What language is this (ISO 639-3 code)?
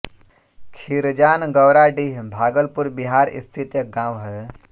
hin